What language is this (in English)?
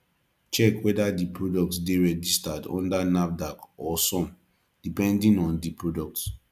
Nigerian Pidgin